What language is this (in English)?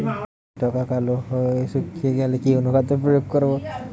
Bangla